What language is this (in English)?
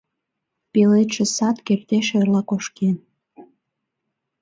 Mari